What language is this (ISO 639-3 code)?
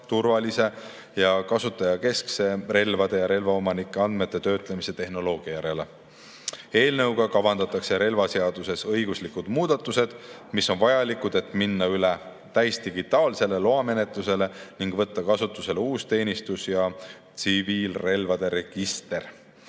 est